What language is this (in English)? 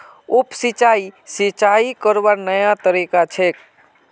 Magahi